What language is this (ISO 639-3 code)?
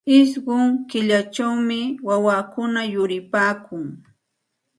qxt